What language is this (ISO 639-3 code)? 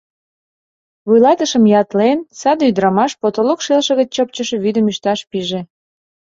chm